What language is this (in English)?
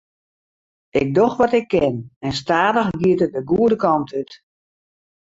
Western Frisian